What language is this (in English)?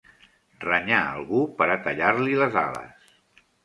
Catalan